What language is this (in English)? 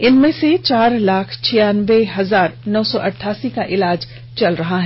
Hindi